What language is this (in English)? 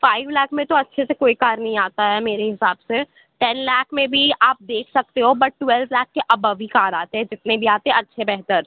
Urdu